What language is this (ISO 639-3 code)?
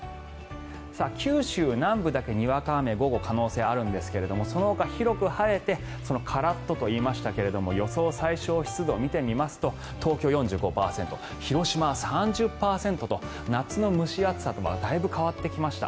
jpn